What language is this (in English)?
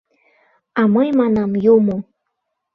Mari